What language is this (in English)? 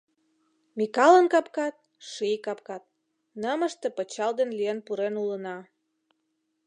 Mari